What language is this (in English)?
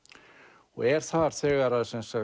Icelandic